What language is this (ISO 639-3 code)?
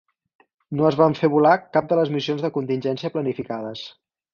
cat